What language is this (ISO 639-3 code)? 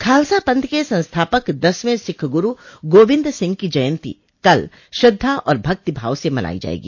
hin